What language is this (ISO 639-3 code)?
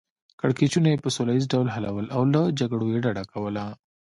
pus